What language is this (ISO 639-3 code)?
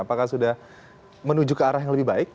ind